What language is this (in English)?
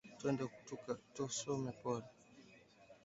Swahili